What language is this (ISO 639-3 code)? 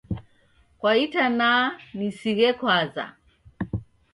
dav